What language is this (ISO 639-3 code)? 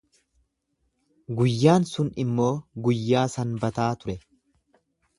orm